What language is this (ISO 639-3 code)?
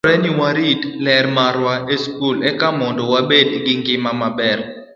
luo